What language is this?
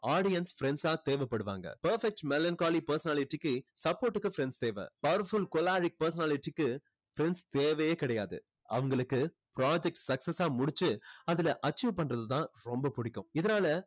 Tamil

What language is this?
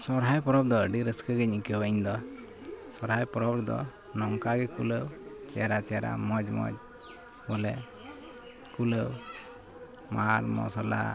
Santali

